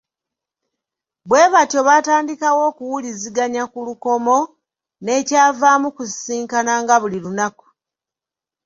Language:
Ganda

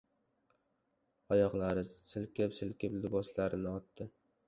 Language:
Uzbek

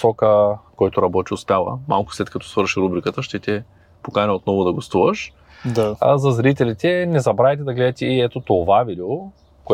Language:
Bulgarian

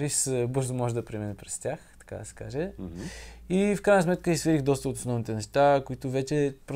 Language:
Bulgarian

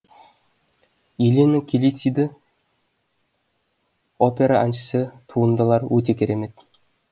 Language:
Kazakh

